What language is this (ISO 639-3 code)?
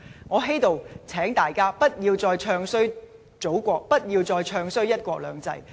yue